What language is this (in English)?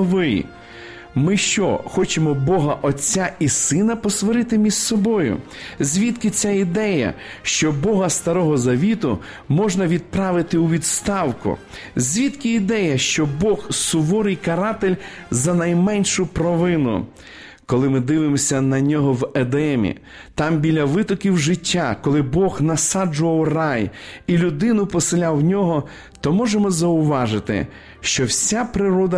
Ukrainian